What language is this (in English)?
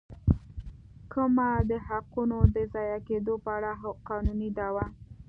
Pashto